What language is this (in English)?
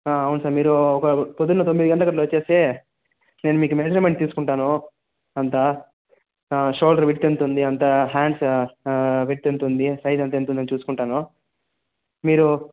Telugu